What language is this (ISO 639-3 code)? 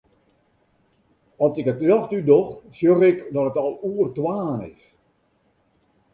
fry